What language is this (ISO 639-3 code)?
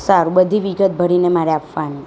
guj